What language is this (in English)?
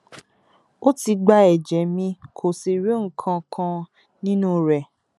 Yoruba